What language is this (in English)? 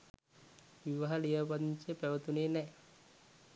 Sinhala